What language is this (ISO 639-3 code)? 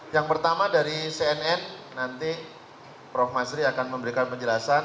ind